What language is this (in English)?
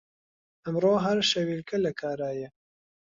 Central Kurdish